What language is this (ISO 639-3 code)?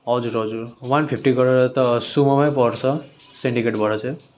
nep